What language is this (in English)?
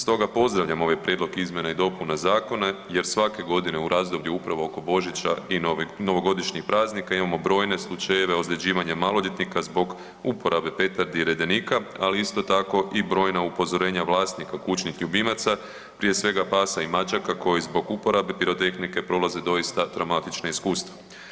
Croatian